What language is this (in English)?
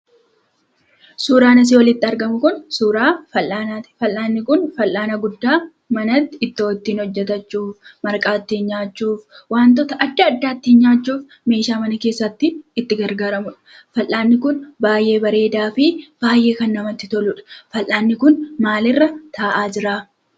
Oromo